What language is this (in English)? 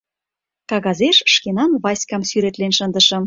Mari